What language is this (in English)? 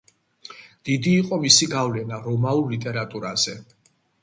Georgian